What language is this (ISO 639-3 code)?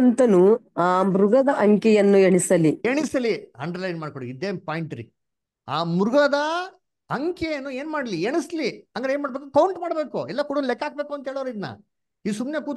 kan